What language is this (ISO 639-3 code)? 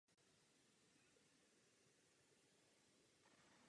ces